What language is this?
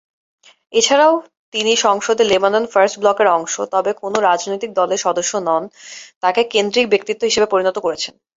Bangla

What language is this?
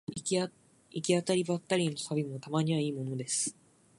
Japanese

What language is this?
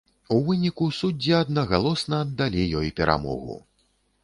Belarusian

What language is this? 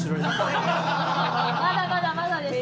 Japanese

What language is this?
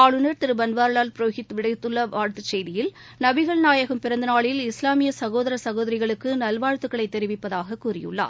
Tamil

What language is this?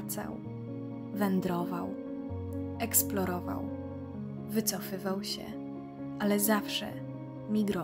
Polish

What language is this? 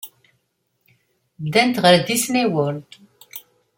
Kabyle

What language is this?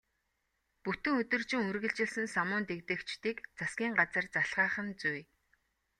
Mongolian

